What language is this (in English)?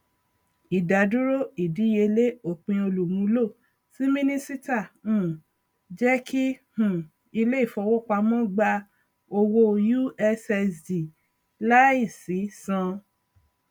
Yoruba